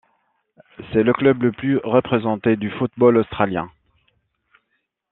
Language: French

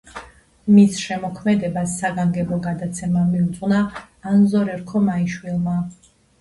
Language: Georgian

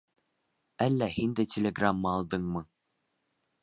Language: Bashkir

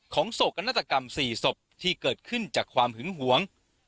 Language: Thai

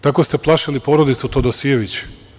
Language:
Serbian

